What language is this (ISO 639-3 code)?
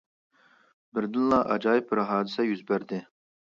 uig